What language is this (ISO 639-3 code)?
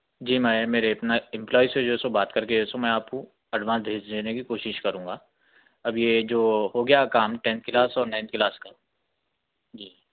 urd